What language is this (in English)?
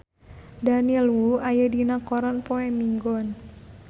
Sundanese